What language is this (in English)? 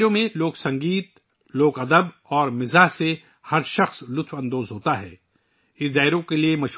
Urdu